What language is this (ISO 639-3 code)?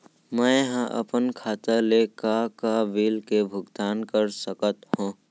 hne